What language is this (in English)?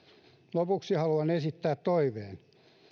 Finnish